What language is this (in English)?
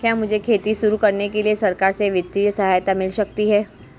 Hindi